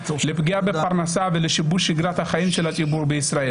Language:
Hebrew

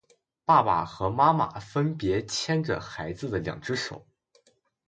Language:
Chinese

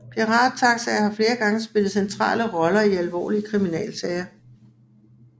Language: Danish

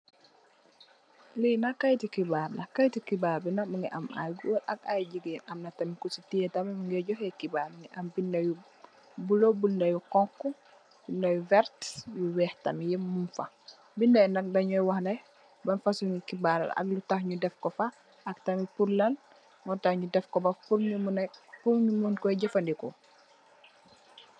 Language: Wolof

